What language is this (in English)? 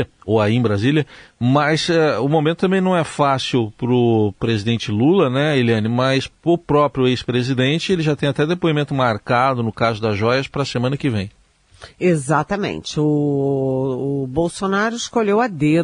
Portuguese